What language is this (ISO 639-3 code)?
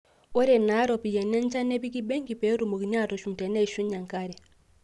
mas